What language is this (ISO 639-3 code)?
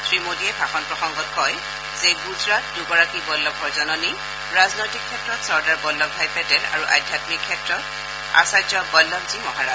asm